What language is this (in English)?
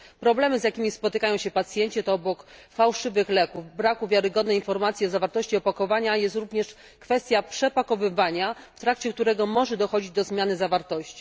Polish